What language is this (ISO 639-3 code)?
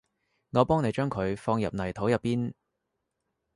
yue